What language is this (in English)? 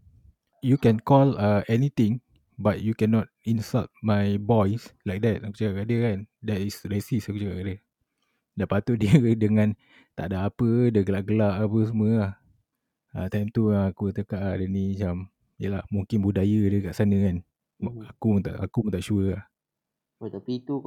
Malay